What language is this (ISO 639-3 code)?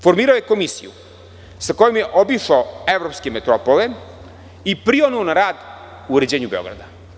srp